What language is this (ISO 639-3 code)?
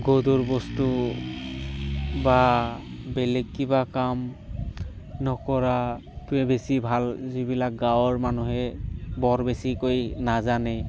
asm